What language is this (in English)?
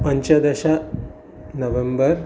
Sanskrit